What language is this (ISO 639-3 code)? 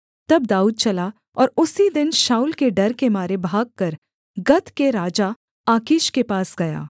hin